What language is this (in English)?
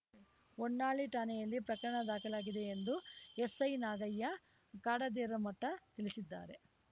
Kannada